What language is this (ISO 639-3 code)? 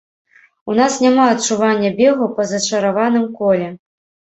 bel